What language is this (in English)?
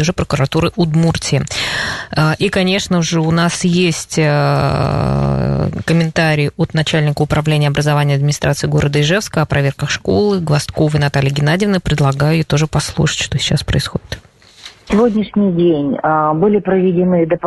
Russian